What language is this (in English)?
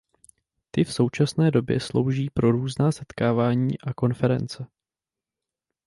Czech